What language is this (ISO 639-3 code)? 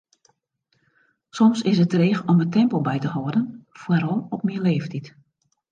fry